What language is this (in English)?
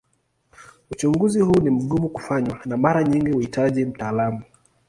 Swahili